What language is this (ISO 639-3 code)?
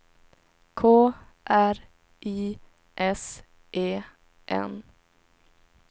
swe